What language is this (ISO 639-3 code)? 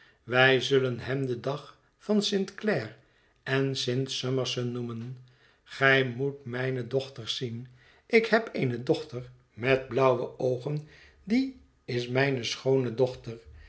nld